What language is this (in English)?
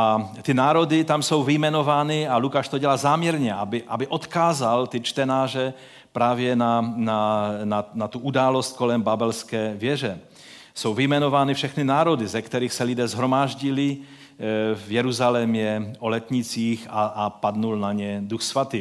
Czech